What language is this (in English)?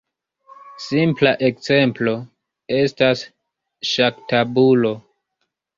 Esperanto